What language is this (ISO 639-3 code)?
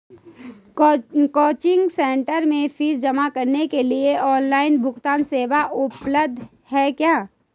hin